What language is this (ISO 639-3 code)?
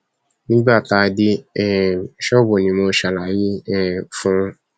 yor